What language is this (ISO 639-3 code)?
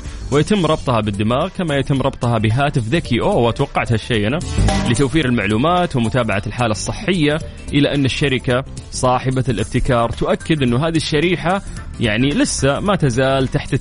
ara